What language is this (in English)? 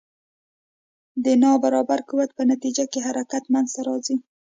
Pashto